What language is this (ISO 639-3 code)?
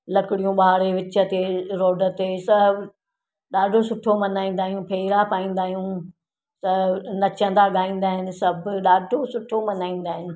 snd